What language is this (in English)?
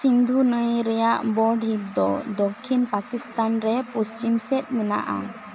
Santali